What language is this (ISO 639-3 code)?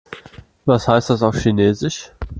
deu